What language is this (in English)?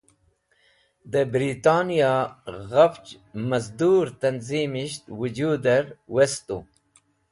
Wakhi